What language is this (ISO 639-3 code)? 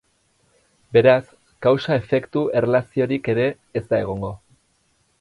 eus